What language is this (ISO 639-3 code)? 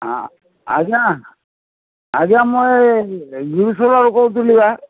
ori